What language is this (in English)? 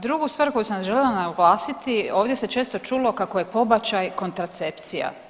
Croatian